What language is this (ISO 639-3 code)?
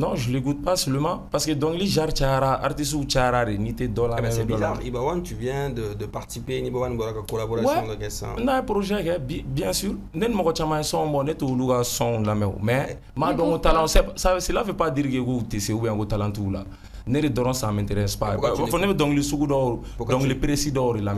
fra